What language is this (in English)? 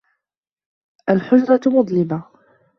Arabic